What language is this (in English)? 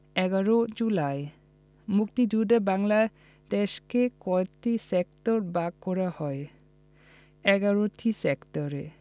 Bangla